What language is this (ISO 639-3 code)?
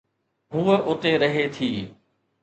snd